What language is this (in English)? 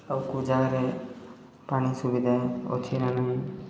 Odia